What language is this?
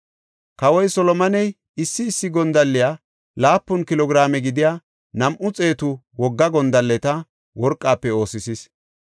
Gofa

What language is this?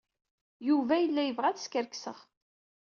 Kabyle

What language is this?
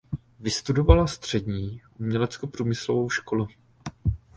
Czech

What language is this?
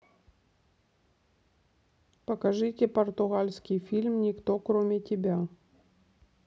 Russian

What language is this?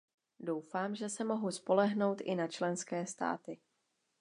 Czech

